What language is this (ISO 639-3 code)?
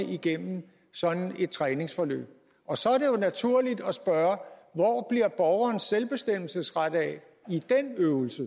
dan